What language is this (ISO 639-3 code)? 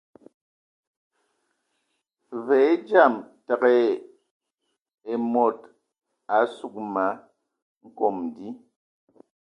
ewo